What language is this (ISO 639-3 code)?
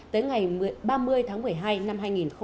vie